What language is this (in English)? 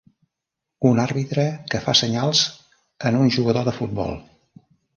Catalan